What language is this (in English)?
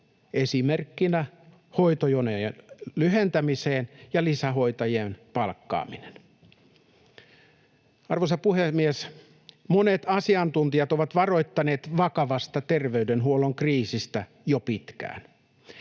Finnish